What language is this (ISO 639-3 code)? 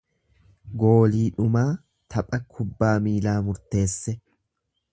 orm